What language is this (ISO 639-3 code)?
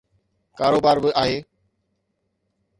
snd